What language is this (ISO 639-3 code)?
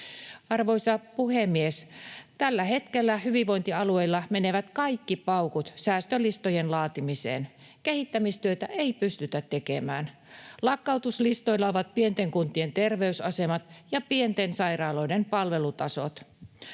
fin